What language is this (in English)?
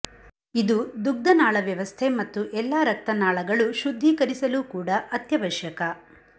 Kannada